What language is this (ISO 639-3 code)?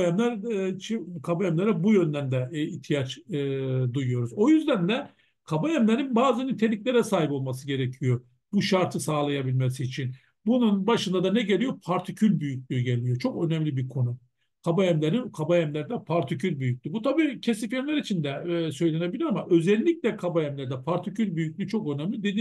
tur